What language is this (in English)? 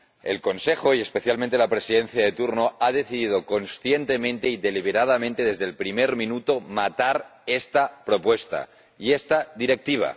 Spanish